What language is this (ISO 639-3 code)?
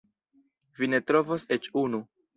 epo